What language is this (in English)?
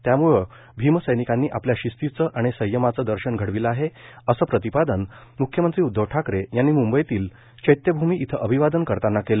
Marathi